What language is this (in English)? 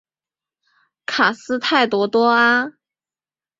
Chinese